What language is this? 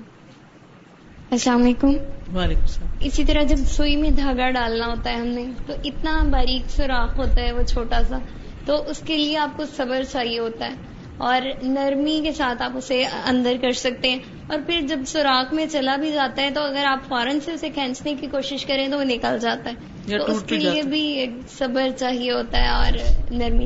Urdu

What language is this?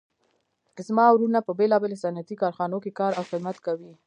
Pashto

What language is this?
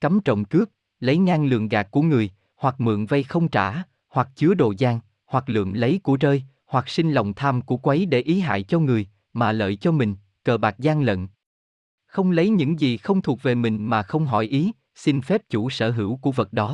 Vietnamese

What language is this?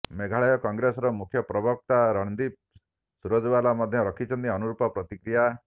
Odia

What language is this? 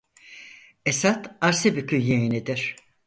Turkish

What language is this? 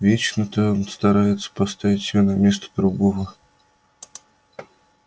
Russian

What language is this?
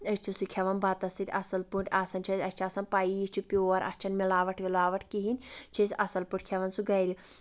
Kashmiri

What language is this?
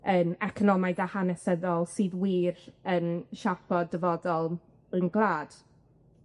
Welsh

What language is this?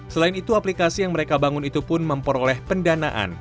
Indonesian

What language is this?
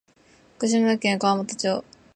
Japanese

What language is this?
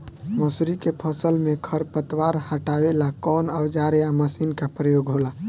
Bhojpuri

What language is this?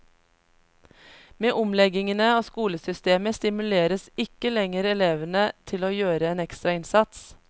Norwegian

